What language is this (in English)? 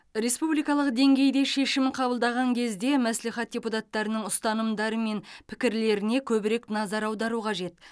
Kazakh